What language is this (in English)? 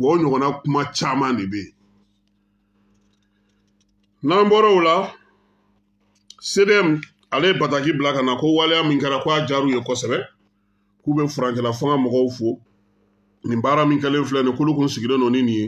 French